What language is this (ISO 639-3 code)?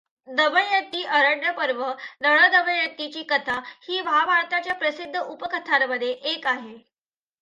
mar